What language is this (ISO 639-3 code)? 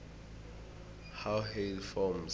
nbl